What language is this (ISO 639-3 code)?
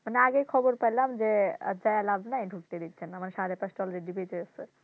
ben